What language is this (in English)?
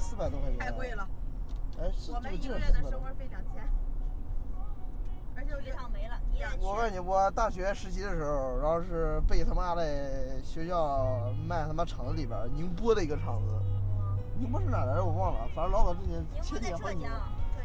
Chinese